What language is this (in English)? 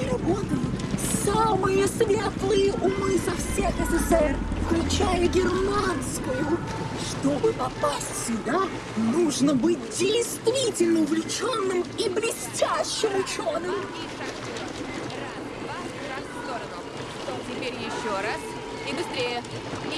Russian